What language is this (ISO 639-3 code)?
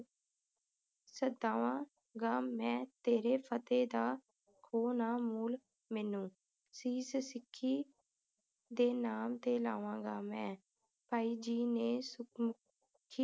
pan